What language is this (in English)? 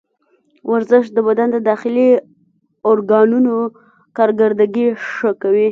Pashto